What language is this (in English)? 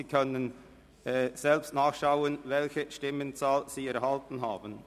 Swiss German